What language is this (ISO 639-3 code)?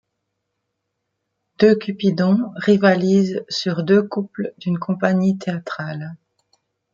fra